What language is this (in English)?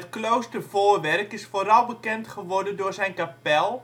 Dutch